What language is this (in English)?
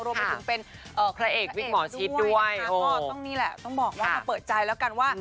Thai